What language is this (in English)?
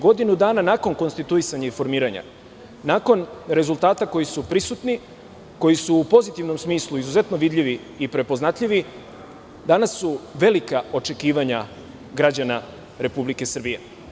Serbian